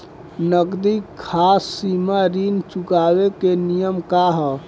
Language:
Bhojpuri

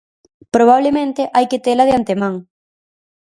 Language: Galician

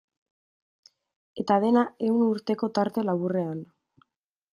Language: Basque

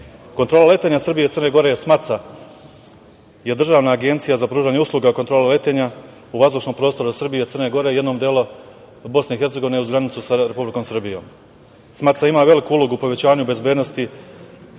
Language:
Serbian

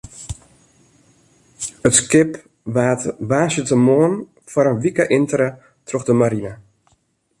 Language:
Western Frisian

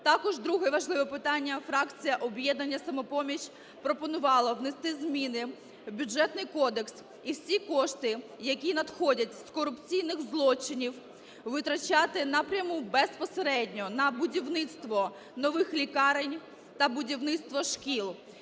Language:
Ukrainian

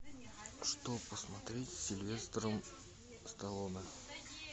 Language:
Russian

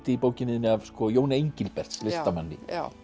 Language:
Icelandic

